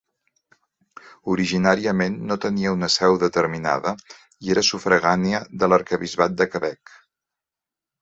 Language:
Catalan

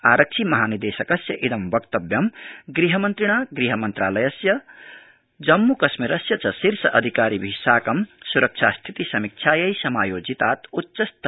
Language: Sanskrit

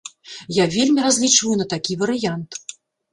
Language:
Belarusian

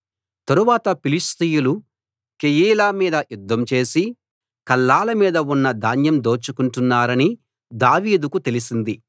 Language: Telugu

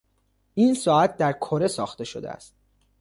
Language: Persian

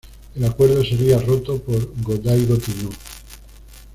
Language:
Spanish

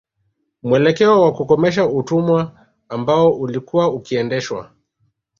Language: Swahili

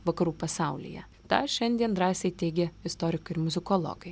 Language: Lithuanian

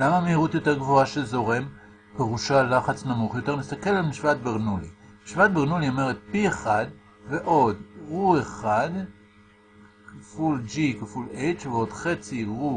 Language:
Hebrew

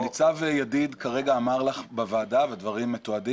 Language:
Hebrew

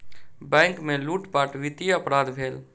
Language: Maithili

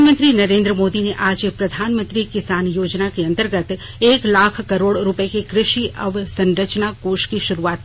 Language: Hindi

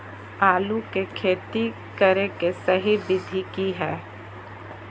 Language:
Magahi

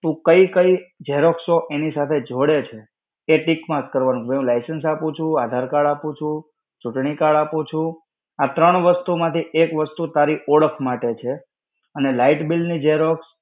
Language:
Gujarati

